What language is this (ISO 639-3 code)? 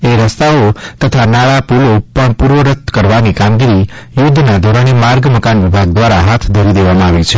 guj